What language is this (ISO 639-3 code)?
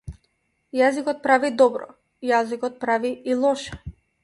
mkd